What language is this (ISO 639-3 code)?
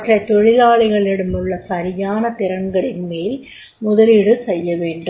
tam